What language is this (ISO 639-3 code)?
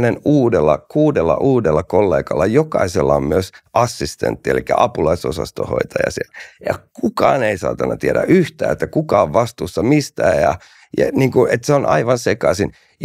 fin